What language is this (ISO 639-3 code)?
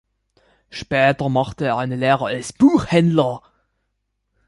deu